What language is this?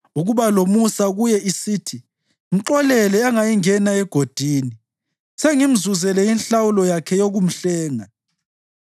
North Ndebele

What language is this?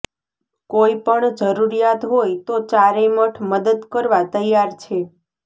Gujarati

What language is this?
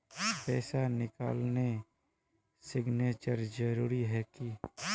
Magahi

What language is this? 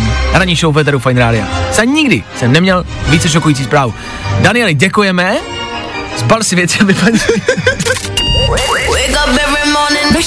Czech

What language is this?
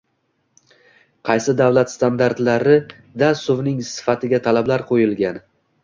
Uzbek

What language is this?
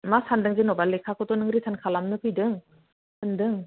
Bodo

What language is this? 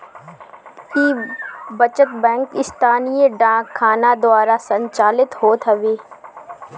Bhojpuri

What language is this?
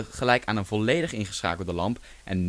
Dutch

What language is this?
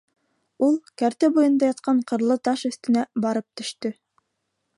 Bashkir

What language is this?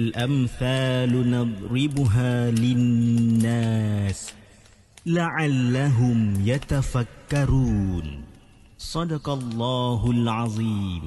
Malay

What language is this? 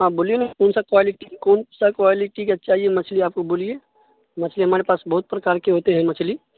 Urdu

